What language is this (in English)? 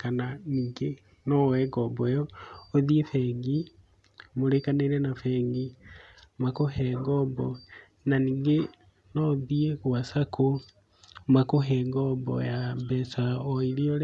Kikuyu